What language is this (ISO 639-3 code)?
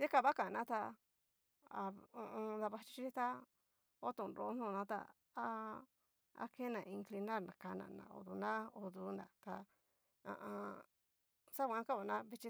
miu